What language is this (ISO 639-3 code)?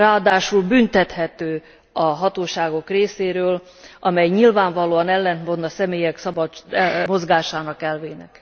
hun